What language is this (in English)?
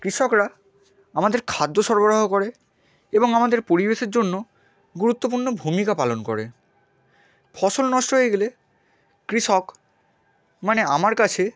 Bangla